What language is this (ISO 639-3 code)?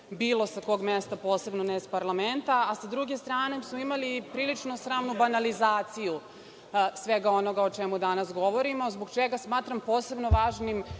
srp